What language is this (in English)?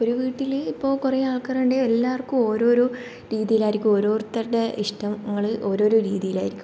Malayalam